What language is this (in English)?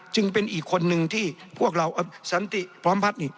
Thai